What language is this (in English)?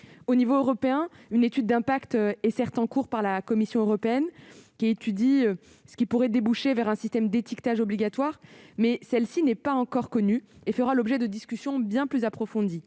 French